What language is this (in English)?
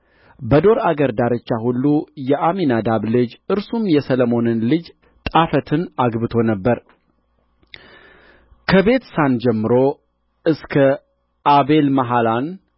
Amharic